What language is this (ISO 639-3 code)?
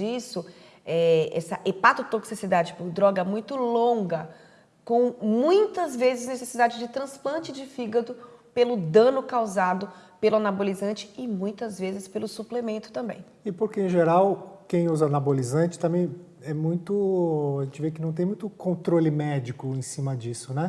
por